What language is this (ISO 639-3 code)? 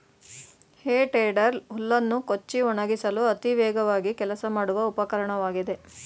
kan